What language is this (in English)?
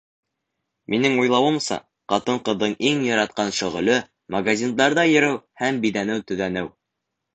Bashkir